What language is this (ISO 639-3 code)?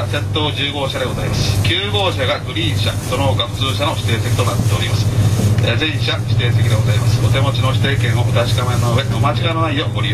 jpn